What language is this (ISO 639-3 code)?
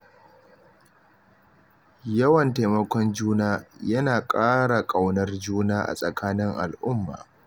hau